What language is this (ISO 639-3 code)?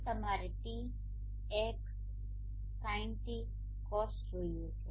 guj